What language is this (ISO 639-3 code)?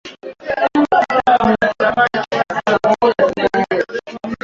swa